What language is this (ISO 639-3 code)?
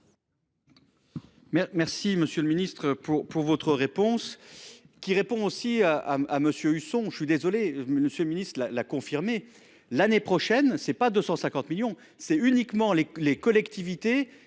fra